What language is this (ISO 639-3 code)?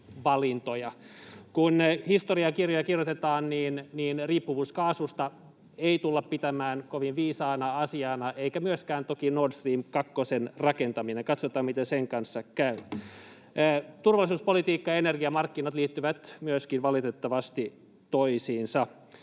fin